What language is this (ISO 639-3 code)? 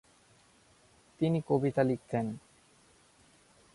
ben